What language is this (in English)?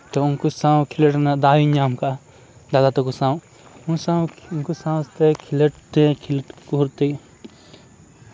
Santali